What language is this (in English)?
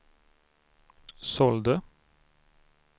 Swedish